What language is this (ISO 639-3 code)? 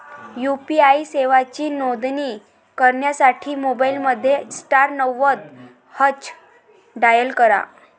mar